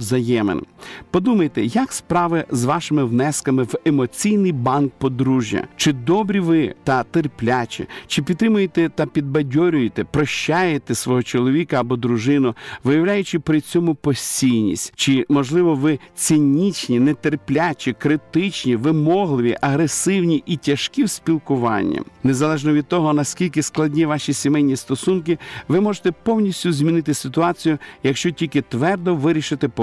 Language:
Ukrainian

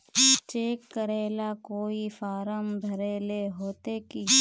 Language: Magahi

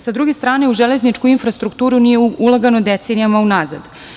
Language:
Serbian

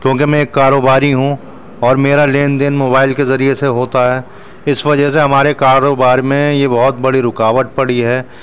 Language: Urdu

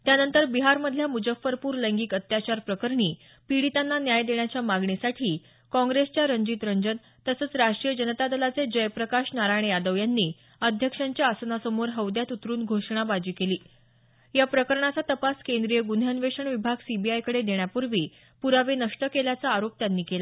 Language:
Marathi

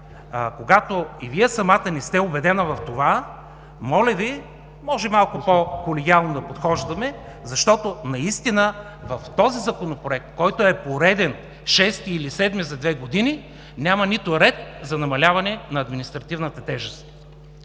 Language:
Bulgarian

